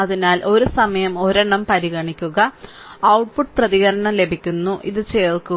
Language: Malayalam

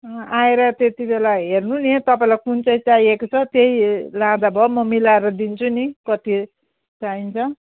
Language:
Nepali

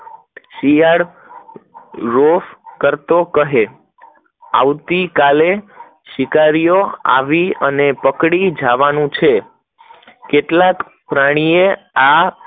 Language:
Gujarati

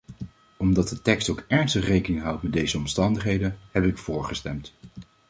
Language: Dutch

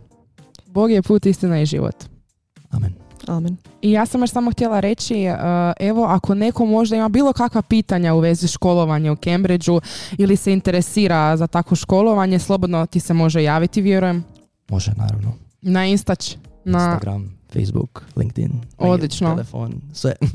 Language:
Croatian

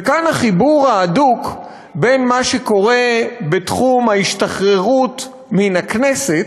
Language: Hebrew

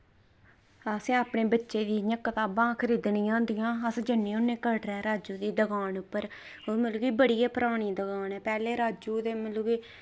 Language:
Dogri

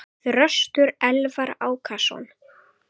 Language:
Icelandic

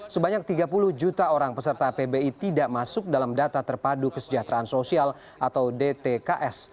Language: Indonesian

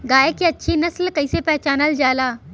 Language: Bhojpuri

